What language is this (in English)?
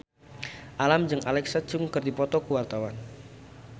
Sundanese